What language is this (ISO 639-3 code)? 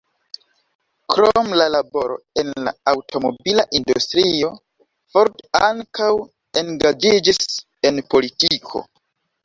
epo